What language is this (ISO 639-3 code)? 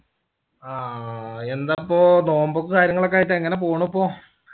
mal